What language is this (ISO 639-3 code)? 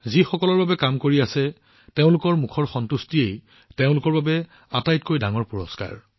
asm